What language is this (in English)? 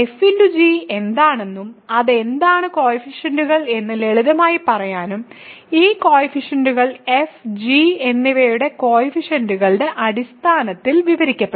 Malayalam